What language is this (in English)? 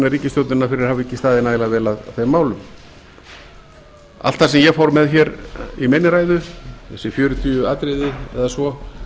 Icelandic